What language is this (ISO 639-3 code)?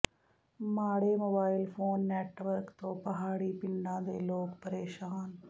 pan